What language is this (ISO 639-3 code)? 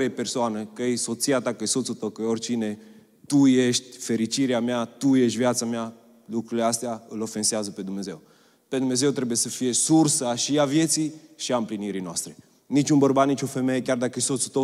ron